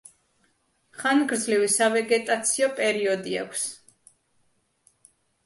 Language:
Georgian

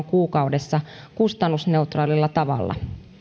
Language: Finnish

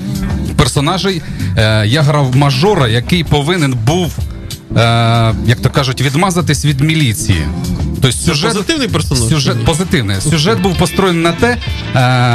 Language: Ukrainian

